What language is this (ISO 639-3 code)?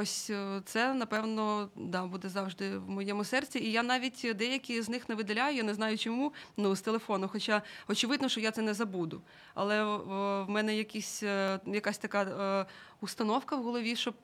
ukr